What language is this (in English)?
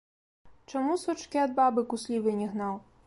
Belarusian